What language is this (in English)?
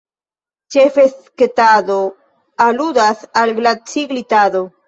Esperanto